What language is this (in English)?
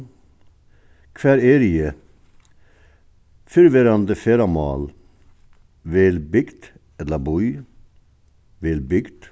Faroese